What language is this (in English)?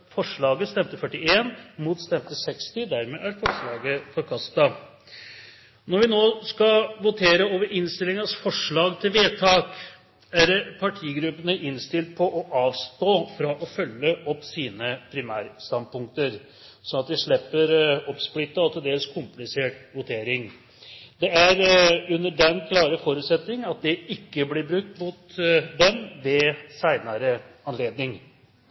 Norwegian Bokmål